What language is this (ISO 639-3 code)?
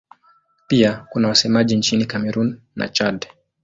swa